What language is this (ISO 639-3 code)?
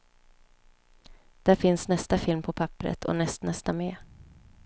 swe